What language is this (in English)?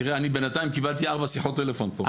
Hebrew